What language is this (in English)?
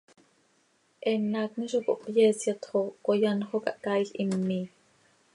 Seri